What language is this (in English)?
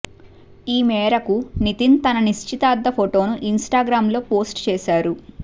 Telugu